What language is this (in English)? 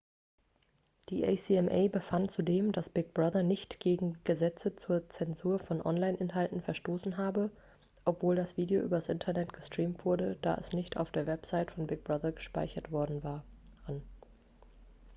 German